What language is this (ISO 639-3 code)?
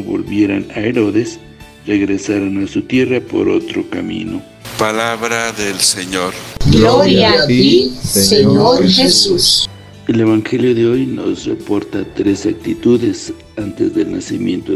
spa